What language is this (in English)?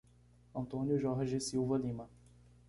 Portuguese